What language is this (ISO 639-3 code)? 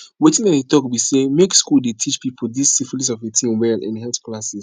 pcm